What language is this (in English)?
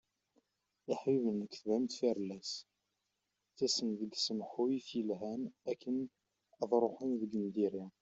Kabyle